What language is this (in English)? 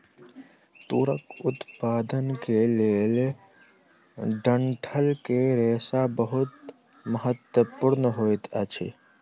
Maithili